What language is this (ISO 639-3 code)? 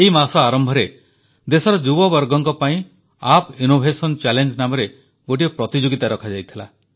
ori